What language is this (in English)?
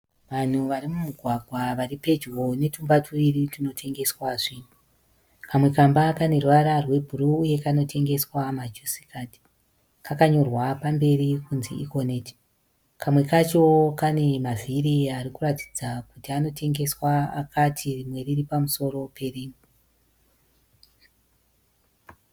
Shona